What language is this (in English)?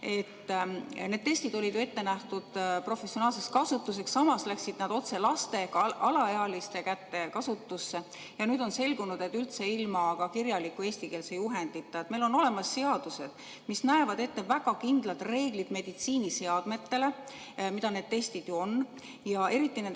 Estonian